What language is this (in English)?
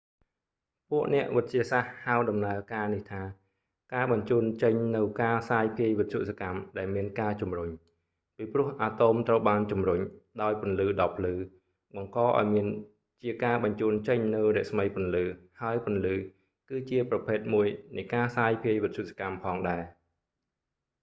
Khmer